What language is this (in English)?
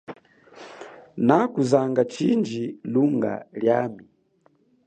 Chokwe